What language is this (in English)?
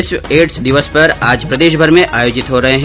Hindi